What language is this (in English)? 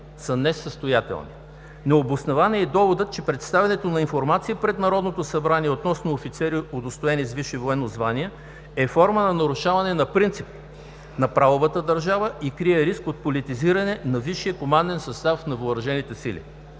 Bulgarian